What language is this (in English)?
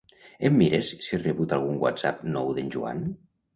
Catalan